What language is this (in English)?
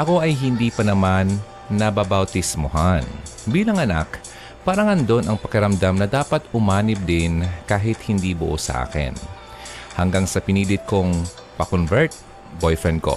Filipino